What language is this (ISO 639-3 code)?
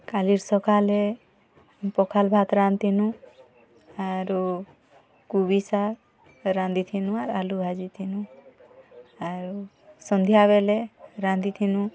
ori